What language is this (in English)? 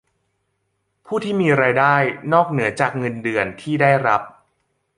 Thai